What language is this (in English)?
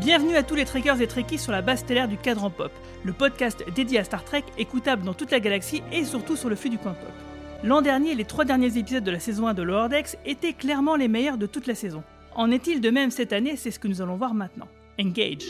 French